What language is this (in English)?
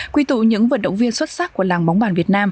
Vietnamese